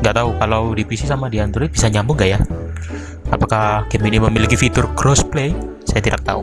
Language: Indonesian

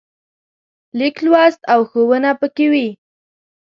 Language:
Pashto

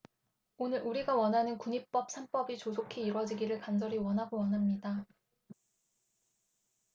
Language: Korean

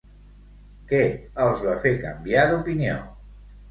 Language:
Catalan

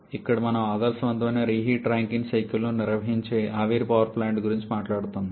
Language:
Telugu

